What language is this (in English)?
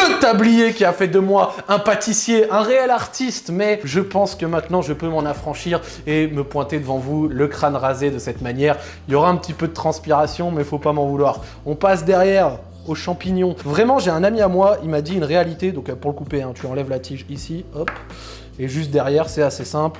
French